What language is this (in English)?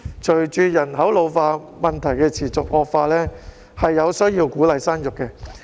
Cantonese